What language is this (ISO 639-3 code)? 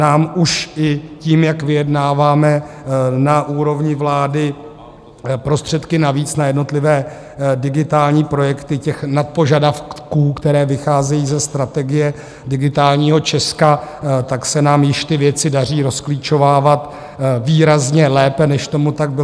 ces